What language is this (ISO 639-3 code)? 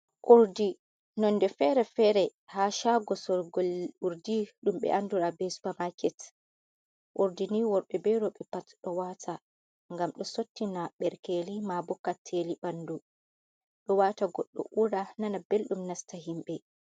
ful